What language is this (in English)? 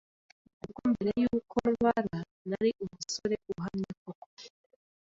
Kinyarwanda